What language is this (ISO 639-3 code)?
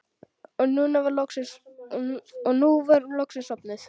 isl